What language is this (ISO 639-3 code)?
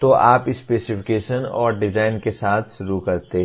hin